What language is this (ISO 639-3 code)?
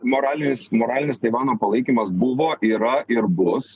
lit